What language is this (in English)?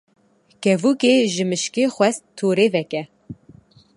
Kurdish